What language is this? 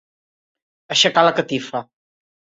Catalan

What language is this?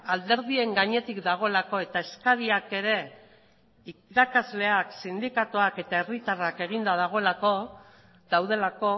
Basque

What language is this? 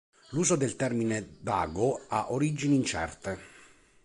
Italian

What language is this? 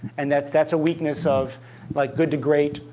English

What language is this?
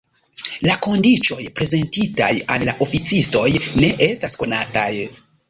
Esperanto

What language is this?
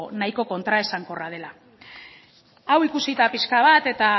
Basque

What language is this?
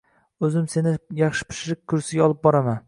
Uzbek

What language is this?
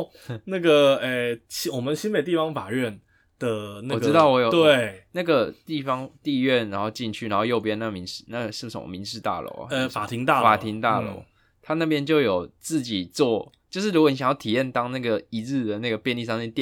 Chinese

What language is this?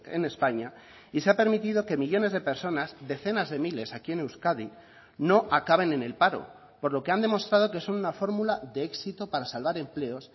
Spanish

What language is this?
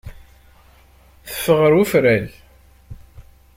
Kabyle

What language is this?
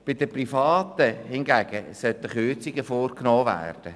Swiss German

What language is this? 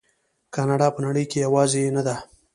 Pashto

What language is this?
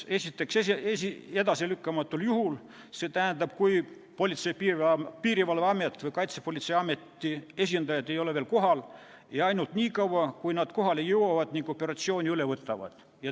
Estonian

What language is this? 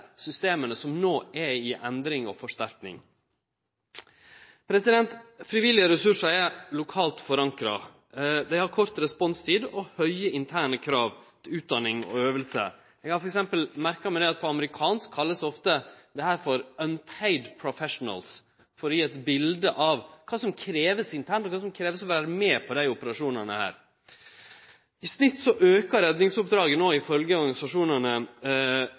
Norwegian Nynorsk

